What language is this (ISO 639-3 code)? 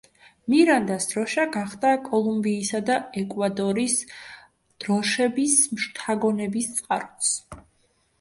kat